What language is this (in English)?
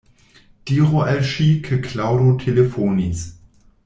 Esperanto